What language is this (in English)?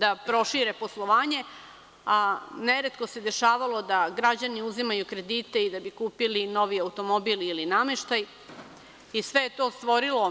Serbian